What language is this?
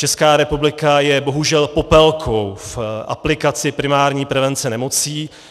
Czech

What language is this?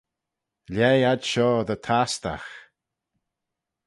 Manx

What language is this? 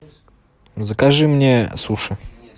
Russian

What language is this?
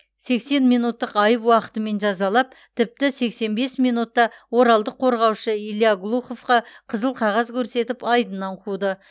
Kazakh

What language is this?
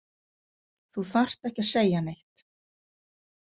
Icelandic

